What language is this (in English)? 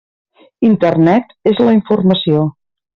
Catalan